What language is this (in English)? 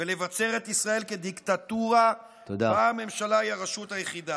Hebrew